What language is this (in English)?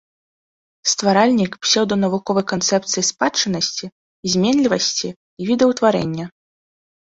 Belarusian